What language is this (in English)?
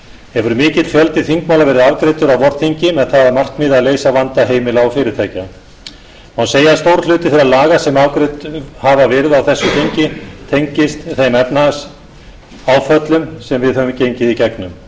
Icelandic